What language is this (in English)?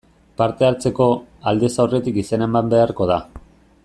Basque